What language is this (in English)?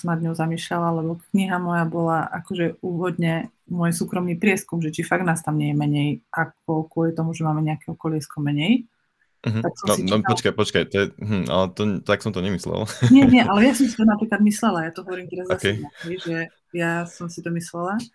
Slovak